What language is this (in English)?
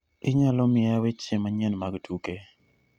Luo (Kenya and Tanzania)